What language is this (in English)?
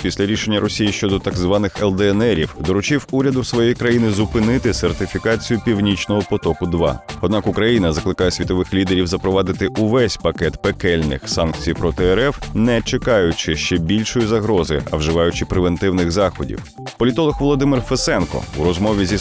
Ukrainian